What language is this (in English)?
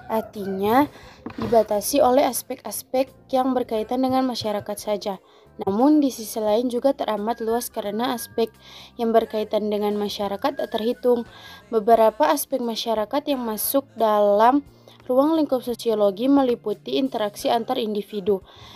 Indonesian